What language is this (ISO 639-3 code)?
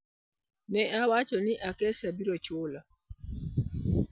luo